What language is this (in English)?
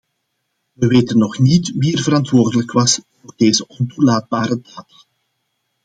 Dutch